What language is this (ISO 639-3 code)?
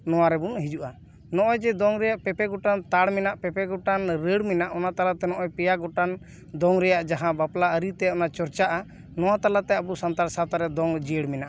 sat